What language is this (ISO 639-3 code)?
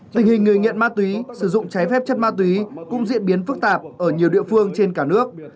vie